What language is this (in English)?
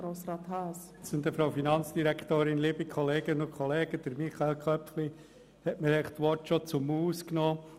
Swiss German